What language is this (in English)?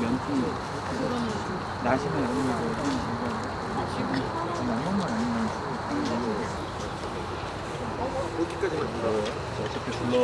Korean